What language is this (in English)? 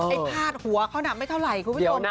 Thai